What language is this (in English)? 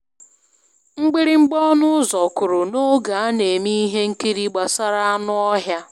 Igbo